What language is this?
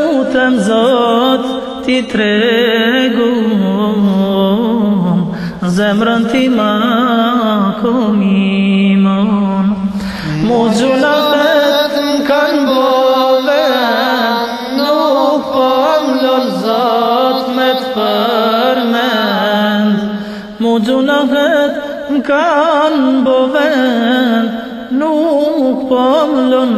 Turkish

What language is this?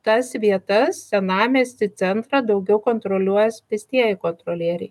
Lithuanian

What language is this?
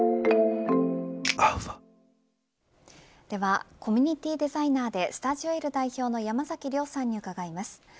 Japanese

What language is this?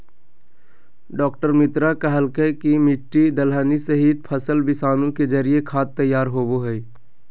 Magahi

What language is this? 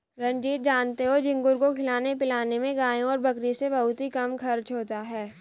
Hindi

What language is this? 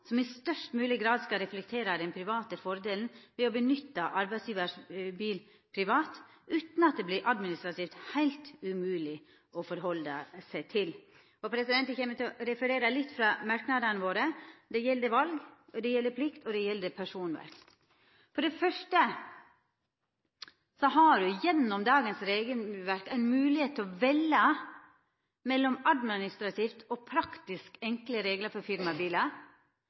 Norwegian Nynorsk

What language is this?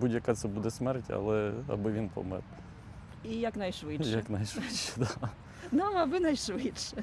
Ukrainian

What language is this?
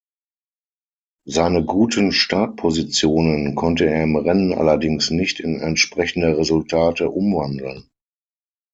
German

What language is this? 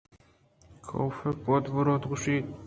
Eastern Balochi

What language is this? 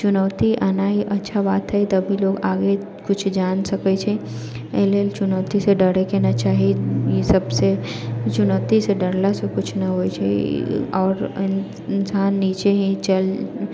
Maithili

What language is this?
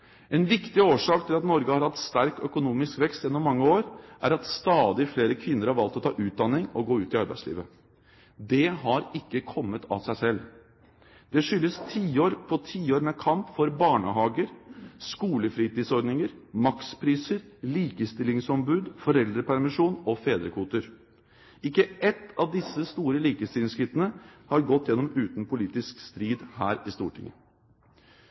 Norwegian Bokmål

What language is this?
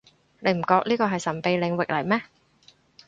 Cantonese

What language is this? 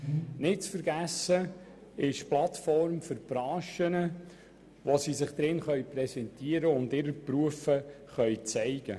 Swiss German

